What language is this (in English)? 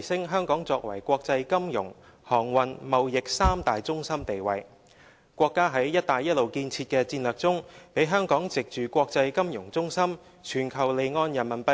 Cantonese